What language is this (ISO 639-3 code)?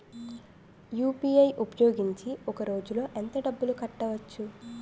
tel